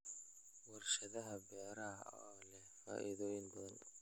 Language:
Somali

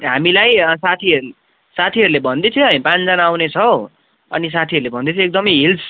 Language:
Nepali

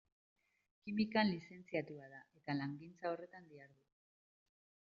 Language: Basque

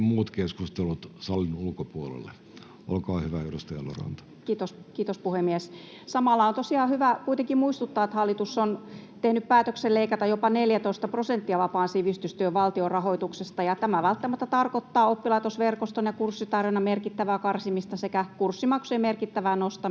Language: Finnish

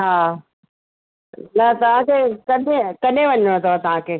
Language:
Sindhi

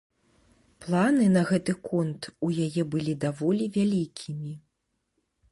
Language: Belarusian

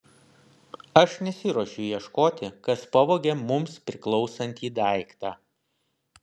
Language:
Lithuanian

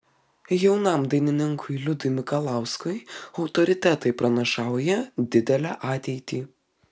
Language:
Lithuanian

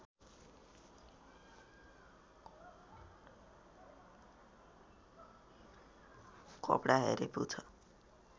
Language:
Nepali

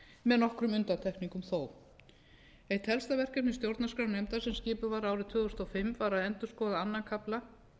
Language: Icelandic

